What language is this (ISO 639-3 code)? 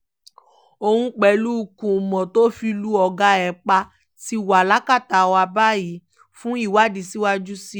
yor